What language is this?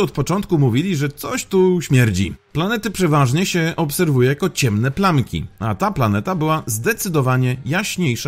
Polish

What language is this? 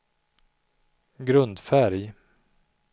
Swedish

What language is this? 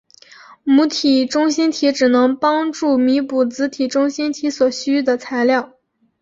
Chinese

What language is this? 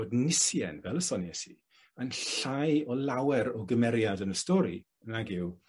Welsh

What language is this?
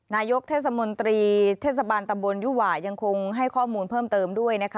Thai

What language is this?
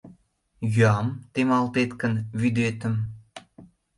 Mari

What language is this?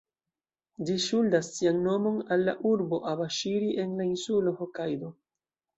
Esperanto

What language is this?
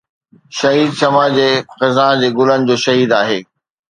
Sindhi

